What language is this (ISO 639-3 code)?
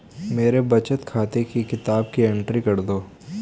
hin